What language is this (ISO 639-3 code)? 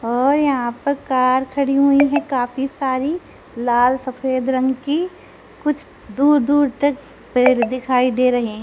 hin